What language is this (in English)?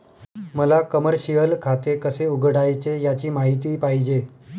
Marathi